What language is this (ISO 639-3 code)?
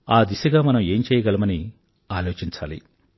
tel